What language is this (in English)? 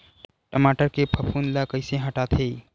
Chhattisgarhi